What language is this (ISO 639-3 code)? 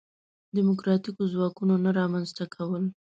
pus